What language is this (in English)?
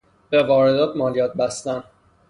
Persian